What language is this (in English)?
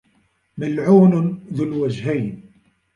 Arabic